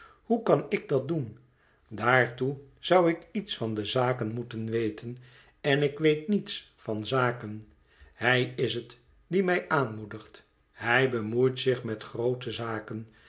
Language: Dutch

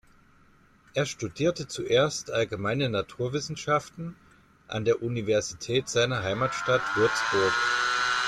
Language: German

